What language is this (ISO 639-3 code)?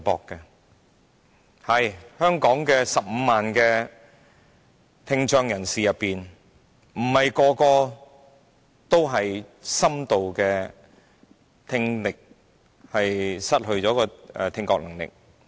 yue